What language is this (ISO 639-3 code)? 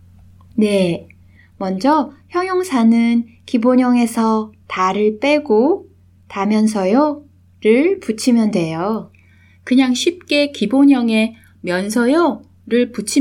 kor